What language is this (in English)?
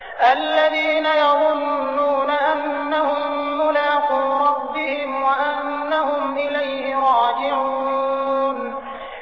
Arabic